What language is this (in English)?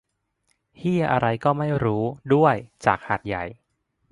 Thai